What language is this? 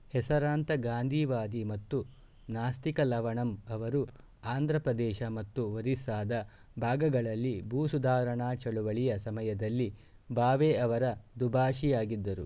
Kannada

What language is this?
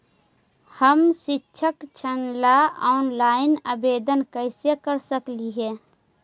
Magahi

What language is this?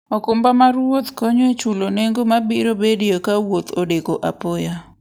Luo (Kenya and Tanzania)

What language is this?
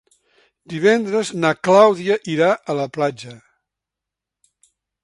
Catalan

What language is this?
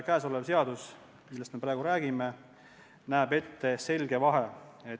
Estonian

